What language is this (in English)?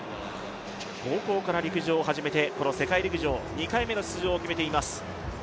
Japanese